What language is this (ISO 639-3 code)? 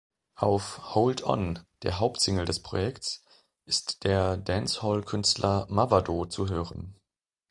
deu